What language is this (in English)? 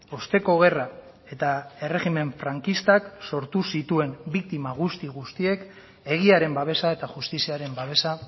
Basque